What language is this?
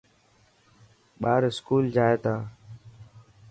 Dhatki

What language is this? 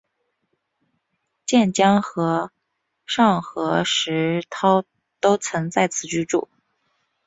Chinese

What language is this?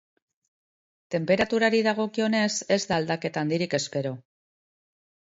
Basque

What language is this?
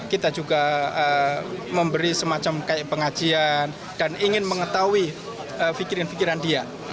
Indonesian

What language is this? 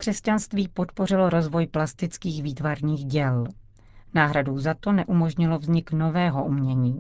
Czech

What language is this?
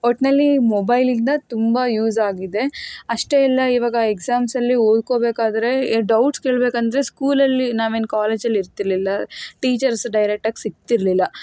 Kannada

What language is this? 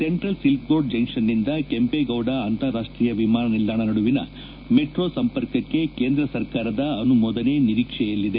Kannada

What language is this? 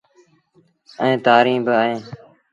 Sindhi Bhil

